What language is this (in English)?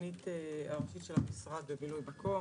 Hebrew